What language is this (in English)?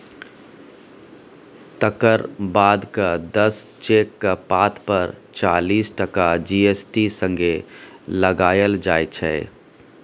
Maithili